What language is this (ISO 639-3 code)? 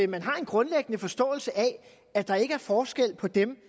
dan